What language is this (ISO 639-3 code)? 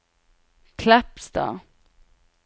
nor